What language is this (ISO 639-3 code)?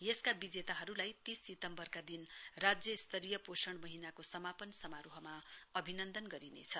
nep